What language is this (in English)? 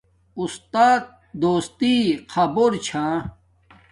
Domaaki